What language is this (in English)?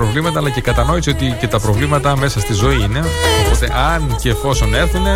Greek